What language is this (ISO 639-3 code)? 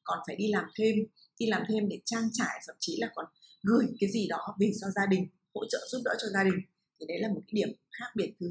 vie